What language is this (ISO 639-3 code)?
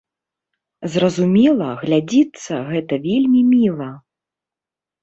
bel